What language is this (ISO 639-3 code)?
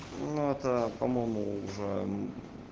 rus